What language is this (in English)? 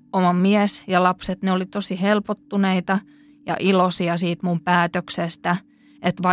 Finnish